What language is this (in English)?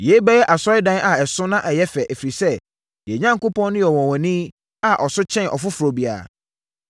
Akan